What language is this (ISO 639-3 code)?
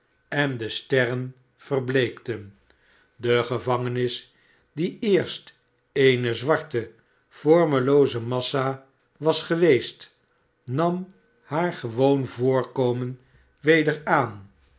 nld